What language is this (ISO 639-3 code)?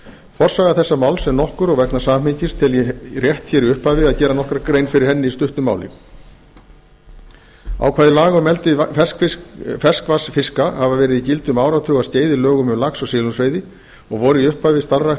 isl